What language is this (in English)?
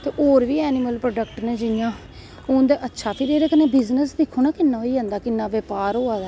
Dogri